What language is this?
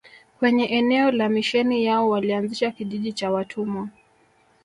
Swahili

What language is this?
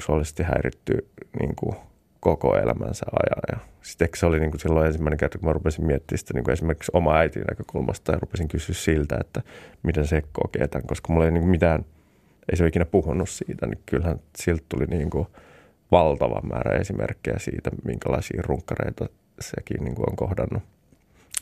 Finnish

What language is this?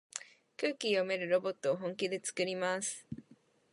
Japanese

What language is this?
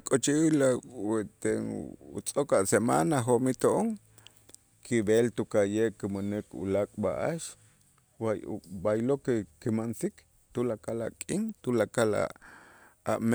Itzá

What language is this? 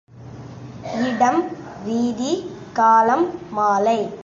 Tamil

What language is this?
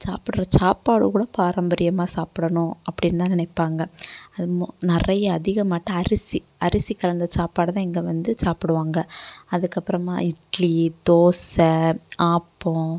Tamil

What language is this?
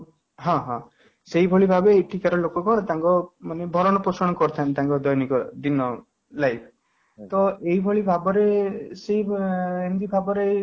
Odia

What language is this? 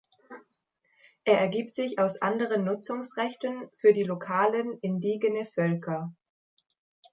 German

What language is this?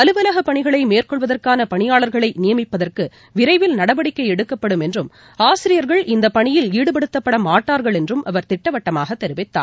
Tamil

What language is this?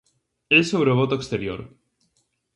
Galician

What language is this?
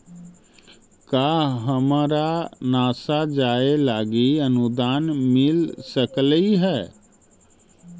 Magahi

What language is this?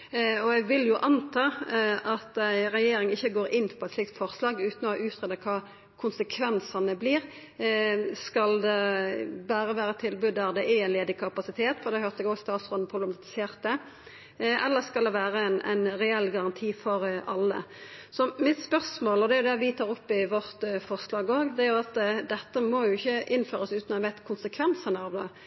Norwegian Nynorsk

